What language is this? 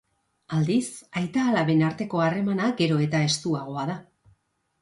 Basque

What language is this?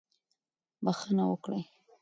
Pashto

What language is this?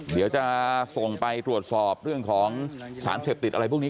Thai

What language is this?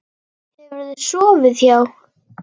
Icelandic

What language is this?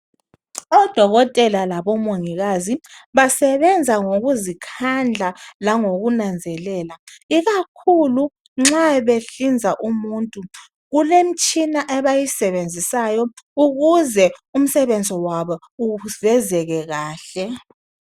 North Ndebele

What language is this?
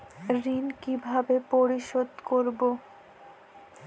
Bangla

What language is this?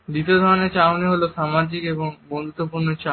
Bangla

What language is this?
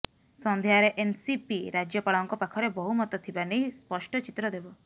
Odia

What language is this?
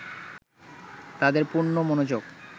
Bangla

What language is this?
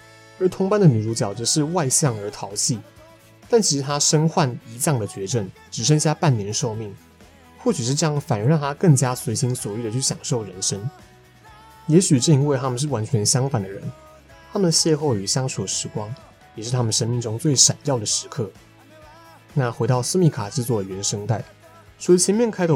Chinese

